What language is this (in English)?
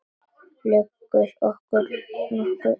Icelandic